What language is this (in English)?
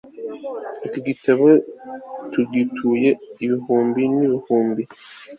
Kinyarwanda